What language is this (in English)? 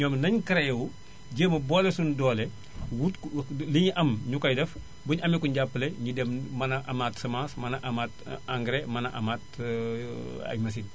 Wolof